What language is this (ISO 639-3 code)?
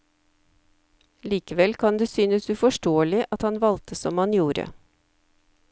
nor